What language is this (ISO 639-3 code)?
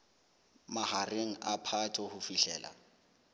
sot